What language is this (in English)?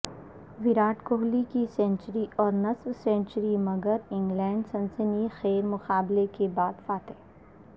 Urdu